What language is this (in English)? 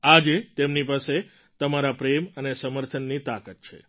Gujarati